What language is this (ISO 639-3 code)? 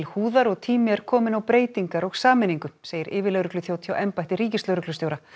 isl